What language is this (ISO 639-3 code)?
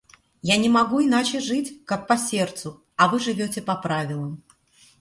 rus